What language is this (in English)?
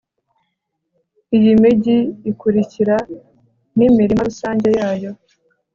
Kinyarwanda